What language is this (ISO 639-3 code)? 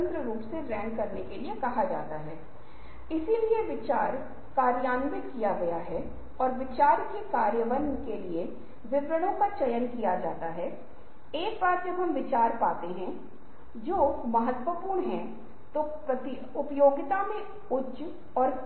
hin